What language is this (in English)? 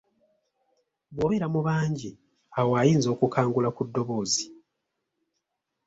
Ganda